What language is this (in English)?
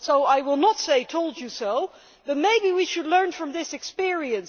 English